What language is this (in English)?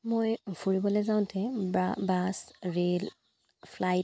Assamese